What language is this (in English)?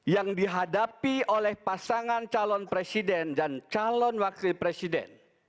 Indonesian